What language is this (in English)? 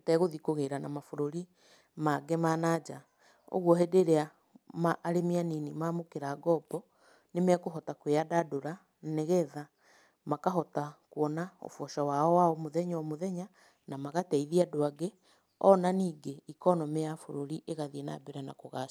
Kikuyu